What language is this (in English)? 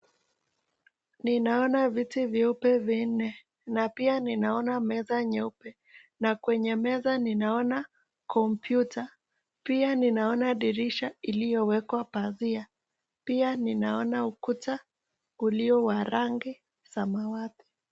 Swahili